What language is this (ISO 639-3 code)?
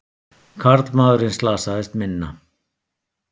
isl